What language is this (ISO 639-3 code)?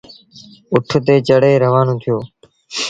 sbn